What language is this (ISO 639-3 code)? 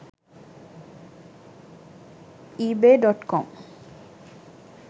sin